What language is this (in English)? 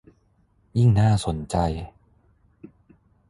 Thai